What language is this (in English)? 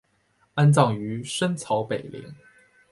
Chinese